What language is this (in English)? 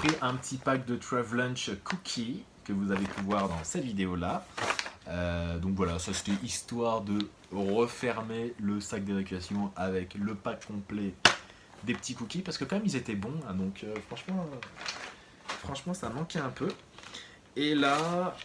French